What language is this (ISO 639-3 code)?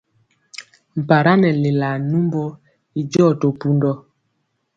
mcx